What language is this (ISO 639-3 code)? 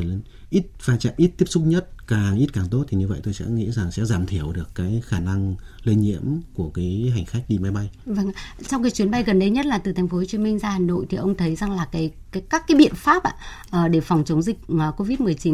vie